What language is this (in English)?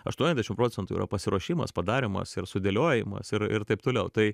Lithuanian